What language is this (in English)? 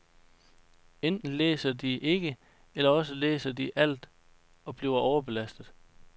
Danish